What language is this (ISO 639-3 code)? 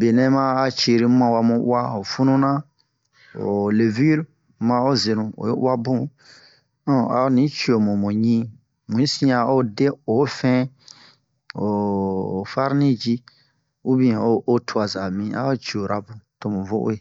bmq